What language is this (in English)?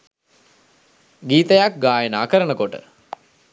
Sinhala